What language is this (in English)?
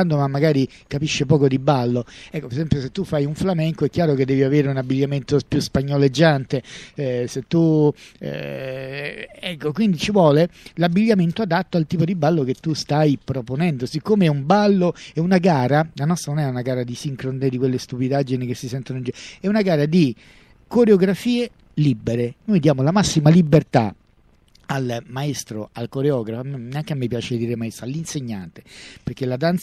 Italian